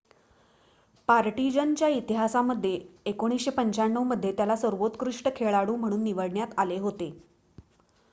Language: Marathi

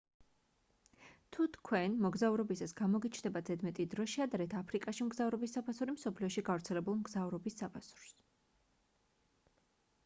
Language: Georgian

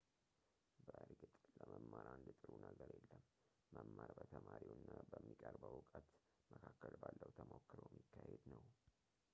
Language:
Amharic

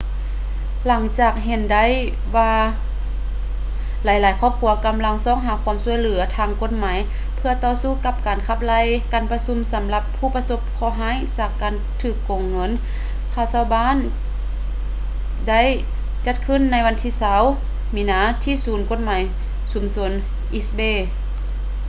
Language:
Lao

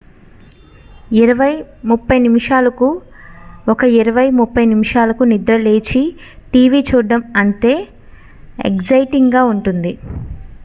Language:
Telugu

